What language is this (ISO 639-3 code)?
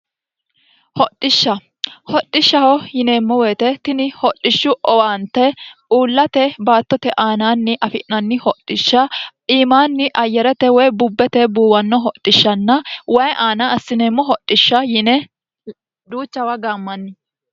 sid